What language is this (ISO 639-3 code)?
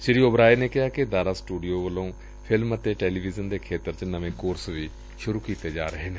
pan